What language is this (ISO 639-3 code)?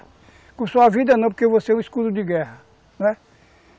por